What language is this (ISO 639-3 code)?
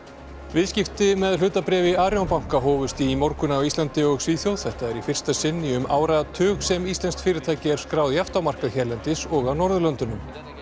isl